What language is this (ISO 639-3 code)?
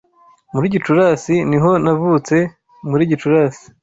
kin